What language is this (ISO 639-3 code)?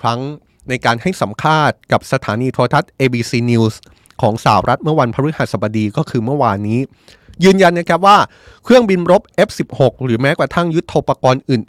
tha